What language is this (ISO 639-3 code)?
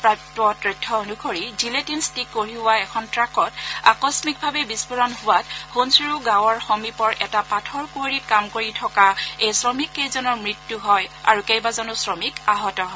asm